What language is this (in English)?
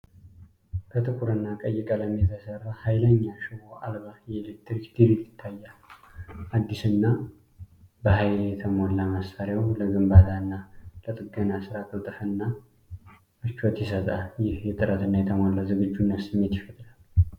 Amharic